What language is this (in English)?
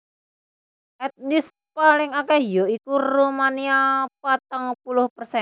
Javanese